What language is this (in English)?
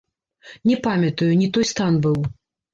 Belarusian